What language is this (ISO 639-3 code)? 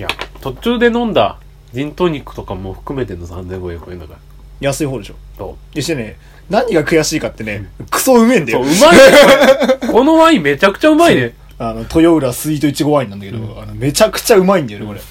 jpn